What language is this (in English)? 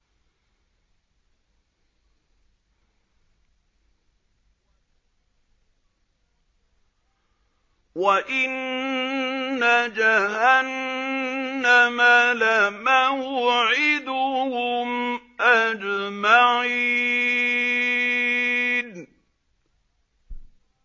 Arabic